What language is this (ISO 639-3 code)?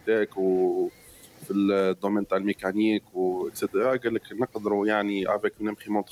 ara